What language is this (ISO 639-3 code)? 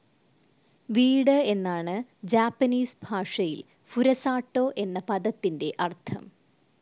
mal